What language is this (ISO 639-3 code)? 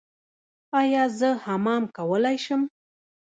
pus